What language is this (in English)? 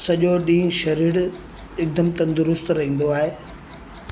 Sindhi